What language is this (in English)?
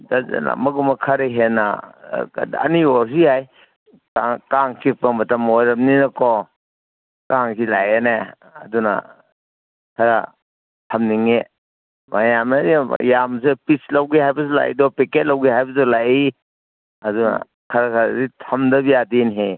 Manipuri